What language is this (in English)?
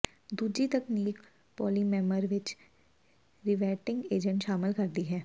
Punjabi